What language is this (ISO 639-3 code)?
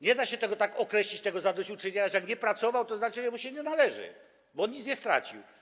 pol